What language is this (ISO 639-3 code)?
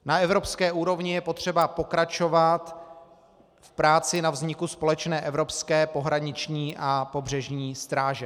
ces